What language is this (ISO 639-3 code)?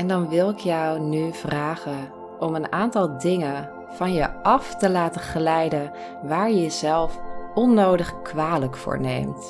nld